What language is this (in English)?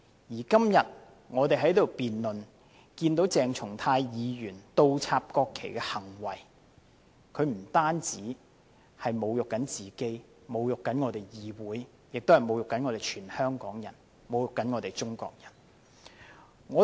Cantonese